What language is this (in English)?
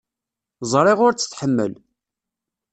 Kabyle